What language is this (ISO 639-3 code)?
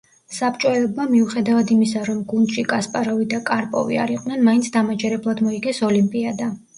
kat